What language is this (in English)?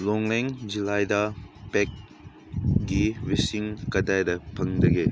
Manipuri